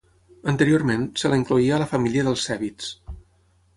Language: Catalan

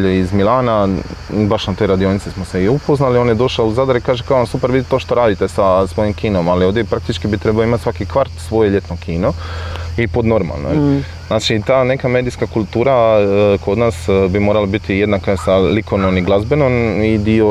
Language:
Croatian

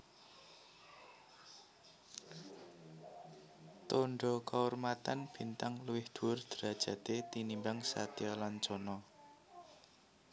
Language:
Javanese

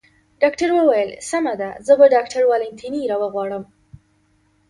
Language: Pashto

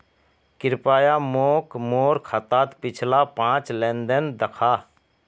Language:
Magahi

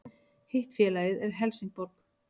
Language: Icelandic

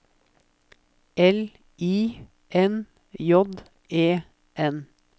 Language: Norwegian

